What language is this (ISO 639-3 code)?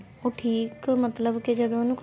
pan